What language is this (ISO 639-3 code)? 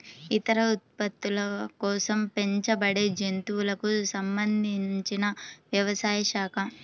tel